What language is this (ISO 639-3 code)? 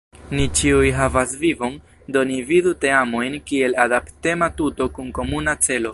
epo